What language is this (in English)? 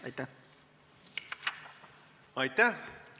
Estonian